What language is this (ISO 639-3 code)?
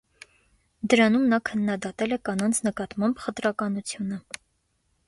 hye